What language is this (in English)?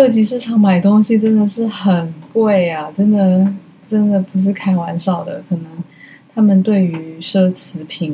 Chinese